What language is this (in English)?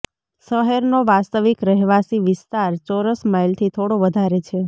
Gujarati